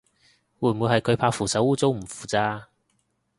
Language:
Cantonese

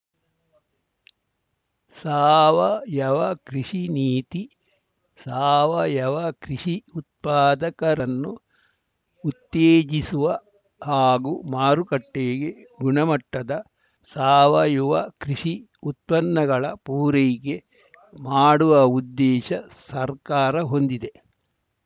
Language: Kannada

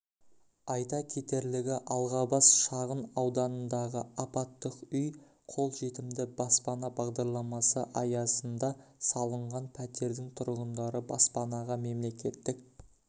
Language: Kazakh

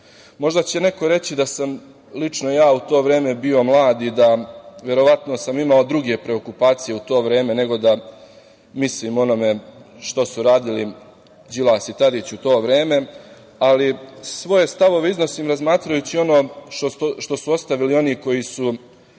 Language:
Serbian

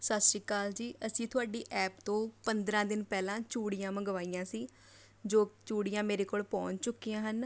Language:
Punjabi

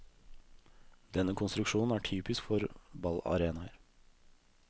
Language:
Norwegian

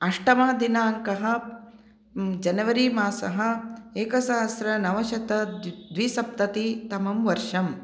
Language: Sanskrit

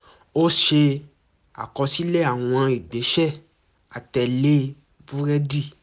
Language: Yoruba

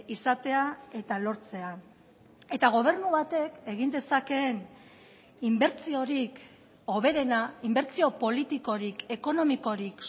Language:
Basque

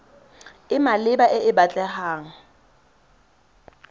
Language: Tswana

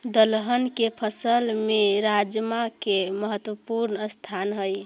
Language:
Magahi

